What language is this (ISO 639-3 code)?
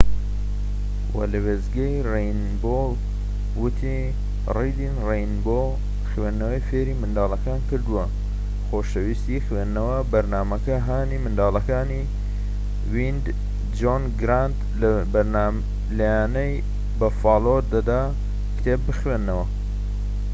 ckb